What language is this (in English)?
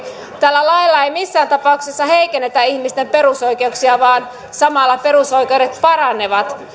Finnish